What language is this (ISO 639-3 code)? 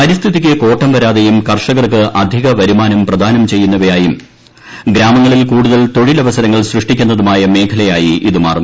mal